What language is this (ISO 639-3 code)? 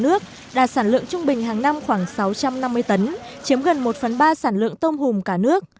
vie